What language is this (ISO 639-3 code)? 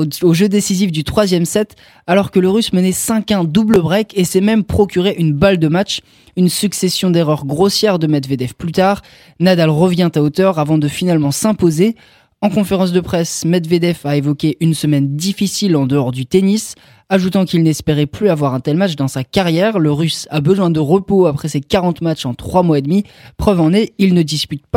fra